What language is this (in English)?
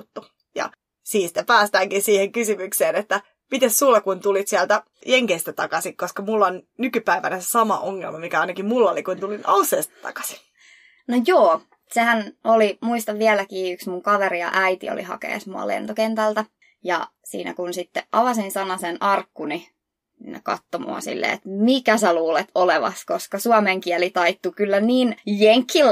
Finnish